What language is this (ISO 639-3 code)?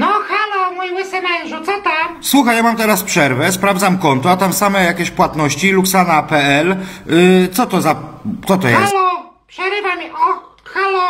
pol